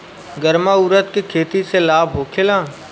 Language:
Bhojpuri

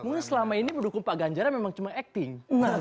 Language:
Indonesian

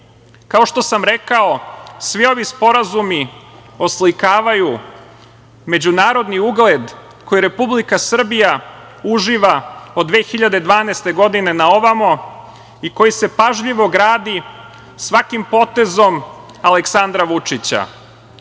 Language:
Serbian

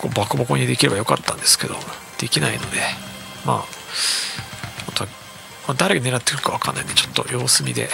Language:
Japanese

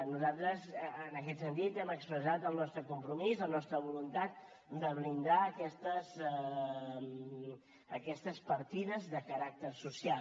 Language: Catalan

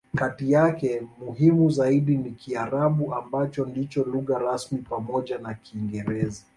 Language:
Swahili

